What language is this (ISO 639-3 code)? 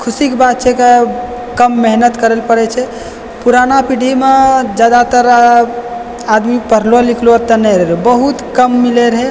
mai